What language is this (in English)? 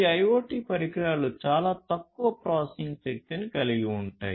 Telugu